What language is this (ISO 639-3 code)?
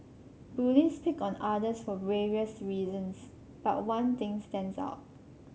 eng